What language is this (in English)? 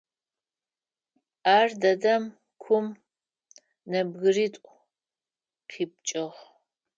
Adyghe